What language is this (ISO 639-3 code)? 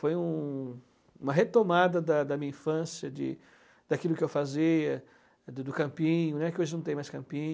por